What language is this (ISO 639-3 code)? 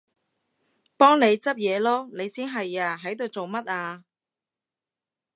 yue